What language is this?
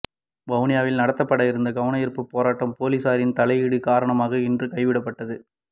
Tamil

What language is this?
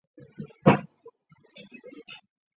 Chinese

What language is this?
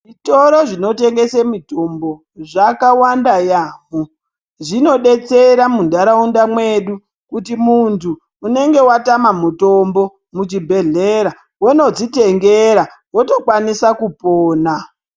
Ndau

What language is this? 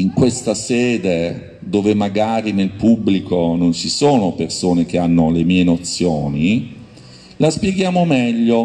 Italian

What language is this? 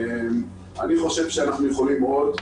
Hebrew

